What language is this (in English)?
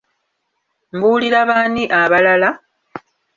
Ganda